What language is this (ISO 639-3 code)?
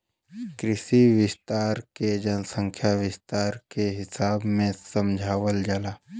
bho